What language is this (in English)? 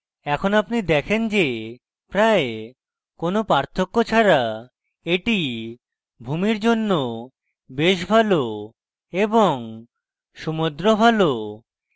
Bangla